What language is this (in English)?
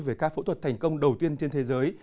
Vietnamese